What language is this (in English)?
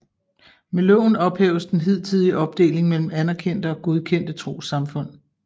Danish